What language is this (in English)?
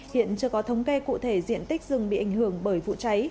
Vietnamese